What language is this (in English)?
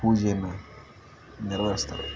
Kannada